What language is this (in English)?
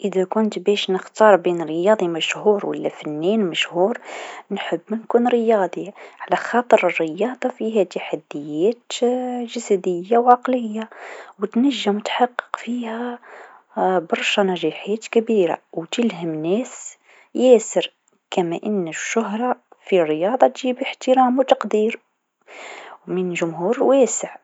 Tunisian Arabic